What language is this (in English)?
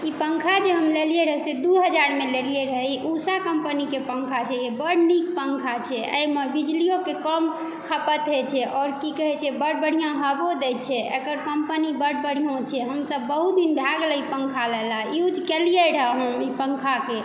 Maithili